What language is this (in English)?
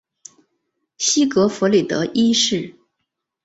Chinese